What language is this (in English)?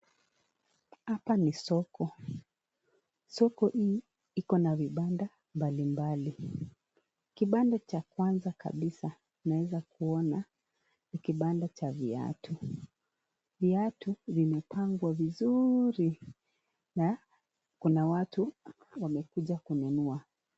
Swahili